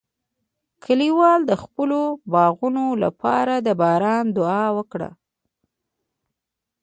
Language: Pashto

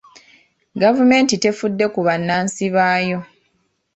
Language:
Ganda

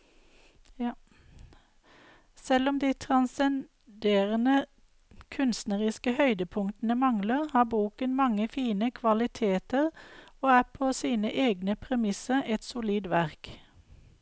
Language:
Norwegian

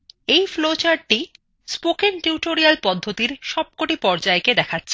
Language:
Bangla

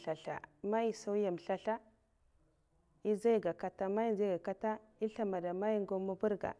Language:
Mafa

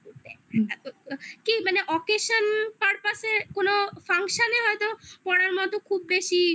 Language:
Bangla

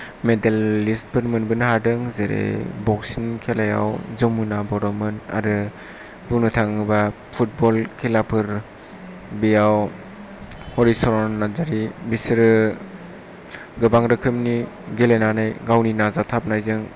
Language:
Bodo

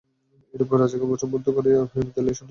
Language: Bangla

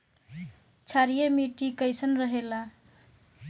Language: Bhojpuri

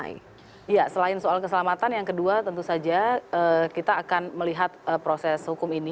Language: Indonesian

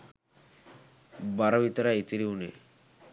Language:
Sinhala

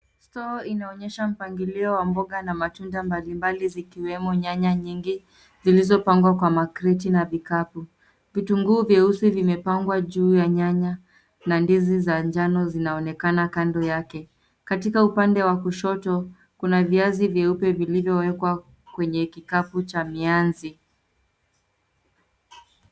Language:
Swahili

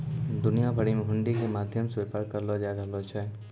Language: Maithili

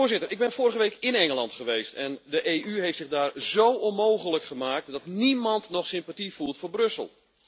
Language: Dutch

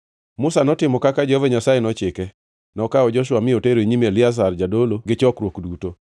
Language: Luo (Kenya and Tanzania)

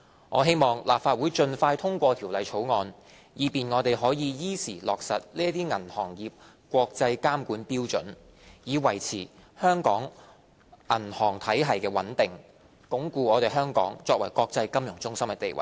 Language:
Cantonese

